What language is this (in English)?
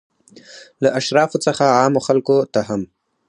Pashto